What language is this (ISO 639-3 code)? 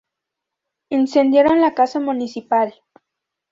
spa